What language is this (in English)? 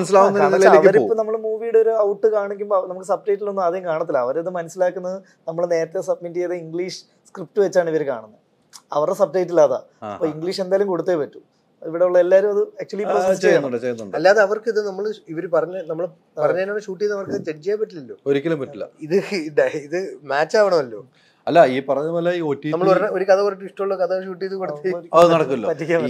Malayalam